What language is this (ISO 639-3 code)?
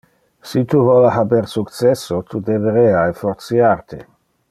ina